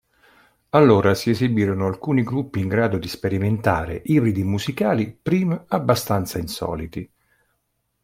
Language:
Italian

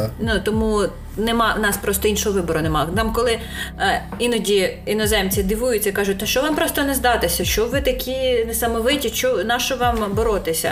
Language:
Ukrainian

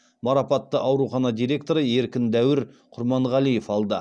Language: Kazakh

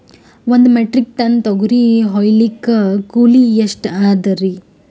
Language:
Kannada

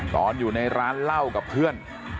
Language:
Thai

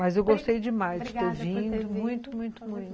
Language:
Portuguese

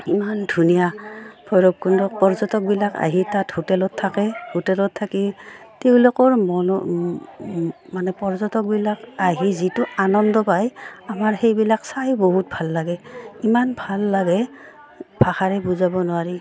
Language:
Assamese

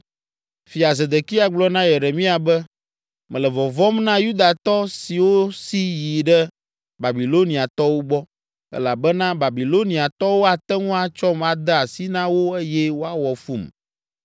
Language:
Ewe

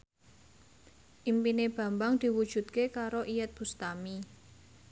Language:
Javanese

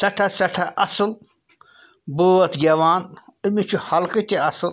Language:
Kashmiri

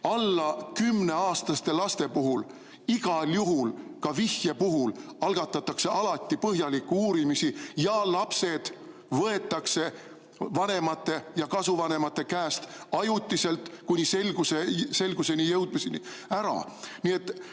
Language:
Estonian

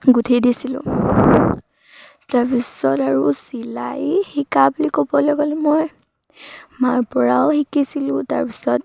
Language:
Assamese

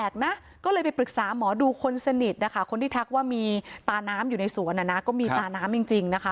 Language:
Thai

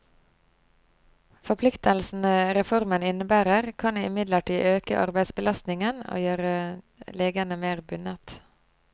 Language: Norwegian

